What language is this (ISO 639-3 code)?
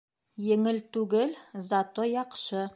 bak